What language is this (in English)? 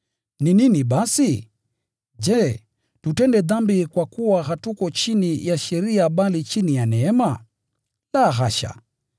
Swahili